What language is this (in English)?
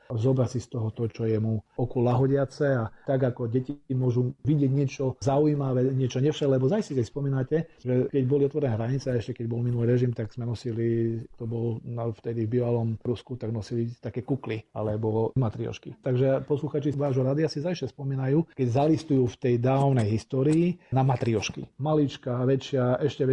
Slovak